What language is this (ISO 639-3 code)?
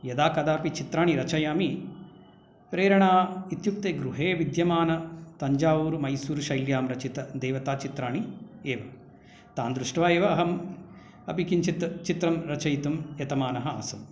san